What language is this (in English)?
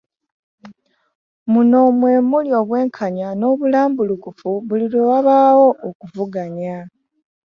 Ganda